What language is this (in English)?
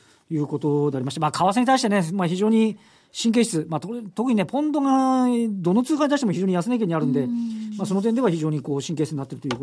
Japanese